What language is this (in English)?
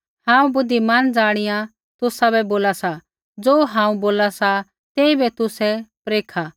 Kullu Pahari